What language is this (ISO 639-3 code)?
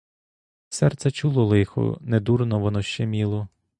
ukr